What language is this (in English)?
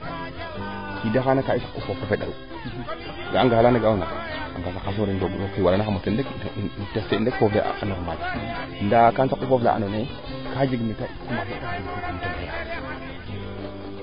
Serer